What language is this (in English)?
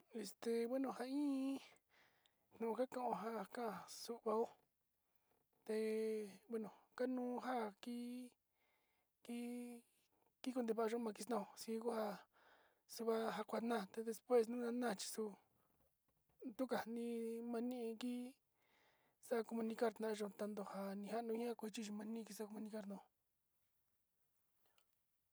Sinicahua Mixtec